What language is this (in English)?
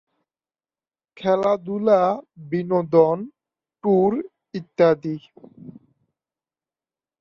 Bangla